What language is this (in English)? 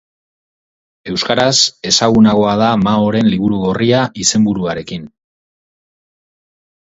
Basque